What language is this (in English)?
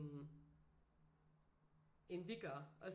Danish